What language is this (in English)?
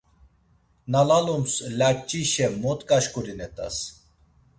Laz